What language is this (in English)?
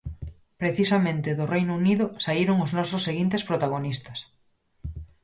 Galician